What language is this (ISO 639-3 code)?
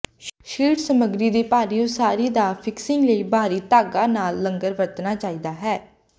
pan